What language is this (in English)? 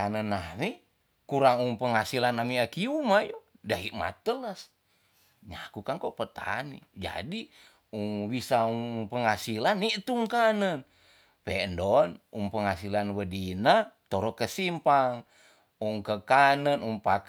Tonsea